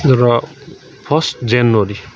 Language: Nepali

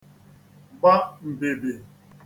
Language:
Igbo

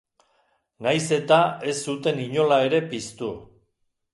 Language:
Basque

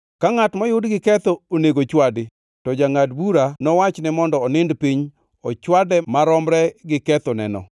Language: Luo (Kenya and Tanzania)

